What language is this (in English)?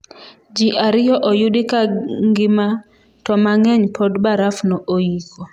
Luo (Kenya and Tanzania)